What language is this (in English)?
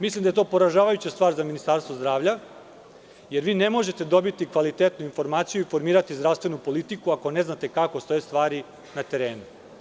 Serbian